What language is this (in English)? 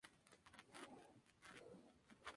Spanish